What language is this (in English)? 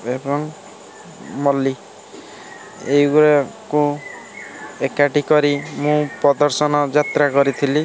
Odia